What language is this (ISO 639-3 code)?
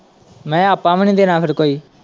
pan